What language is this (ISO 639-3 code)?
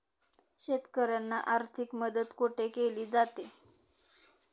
mar